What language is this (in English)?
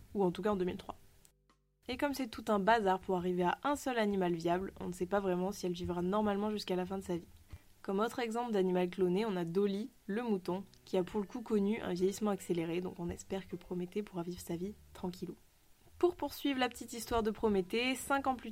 French